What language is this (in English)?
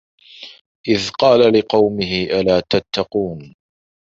Arabic